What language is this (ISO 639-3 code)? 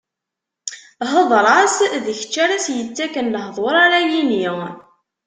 kab